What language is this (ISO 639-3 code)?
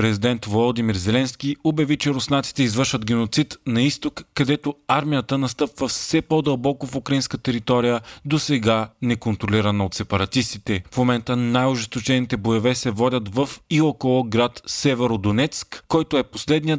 bul